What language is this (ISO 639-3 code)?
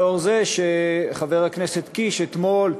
heb